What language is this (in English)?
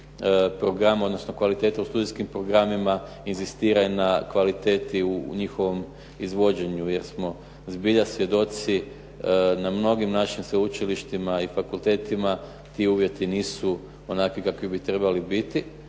Croatian